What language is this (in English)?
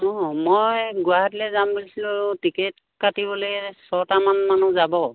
Assamese